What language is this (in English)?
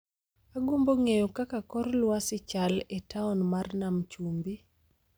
Luo (Kenya and Tanzania)